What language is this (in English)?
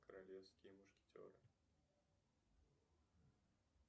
Russian